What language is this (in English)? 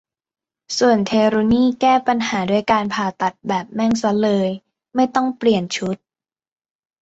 Thai